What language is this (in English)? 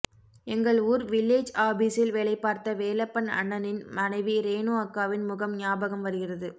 Tamil